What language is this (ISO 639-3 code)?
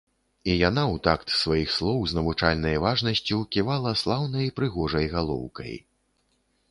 bel